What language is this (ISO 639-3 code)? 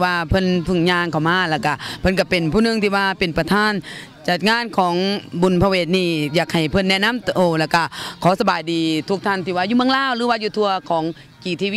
tha